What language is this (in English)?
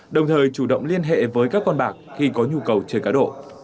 Vietnamese